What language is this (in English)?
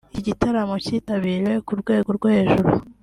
Kinyarwanda